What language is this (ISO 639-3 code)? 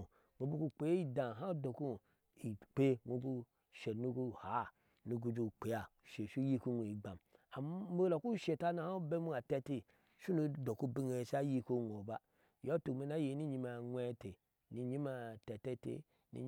ahs